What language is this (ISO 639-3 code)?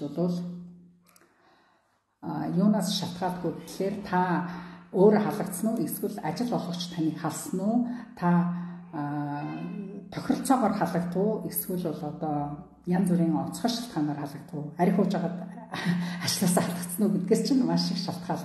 ara